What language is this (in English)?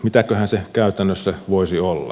Finnish